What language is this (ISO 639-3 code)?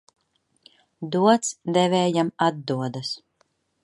lav